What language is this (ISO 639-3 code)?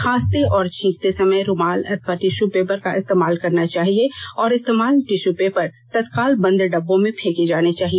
hin